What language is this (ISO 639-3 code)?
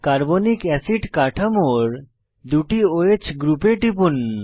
ben